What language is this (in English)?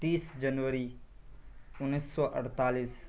Urdu